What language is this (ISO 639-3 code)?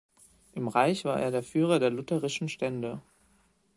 deu